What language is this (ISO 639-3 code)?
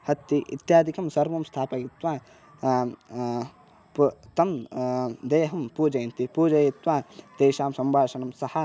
san